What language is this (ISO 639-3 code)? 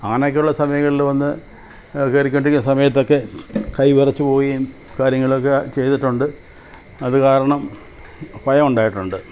mal